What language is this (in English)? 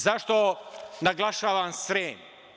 Serbian